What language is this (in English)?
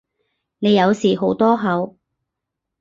Cantonese